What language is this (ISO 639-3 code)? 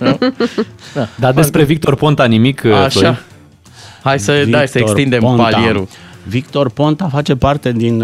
ron